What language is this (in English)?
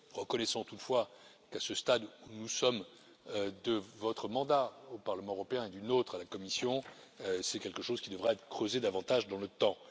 French